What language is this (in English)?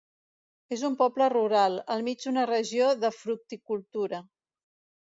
Catalan